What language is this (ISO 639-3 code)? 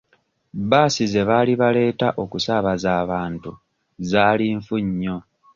lug